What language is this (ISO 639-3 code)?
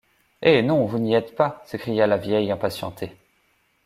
fra